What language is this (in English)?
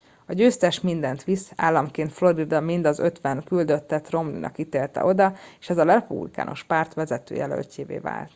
Hungarian